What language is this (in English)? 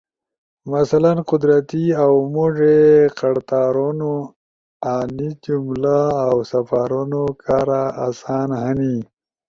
Ushojo